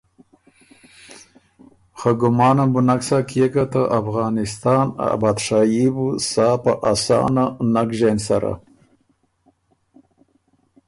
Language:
Ormuri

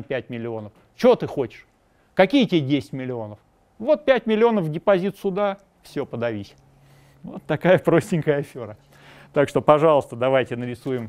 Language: Russian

